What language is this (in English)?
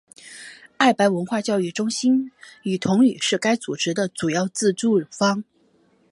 Chinese